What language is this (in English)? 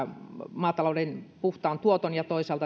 Finnish